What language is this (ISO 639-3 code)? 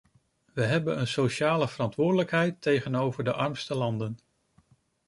nld